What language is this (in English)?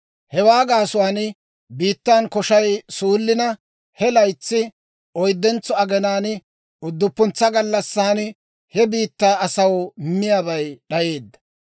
Dawro